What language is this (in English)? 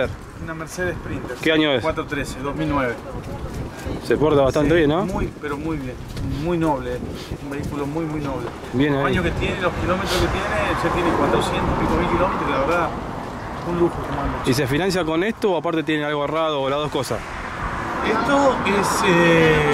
Spanish